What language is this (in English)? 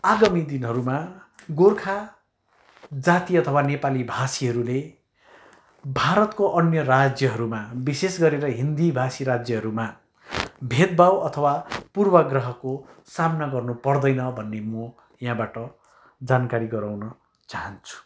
Nepali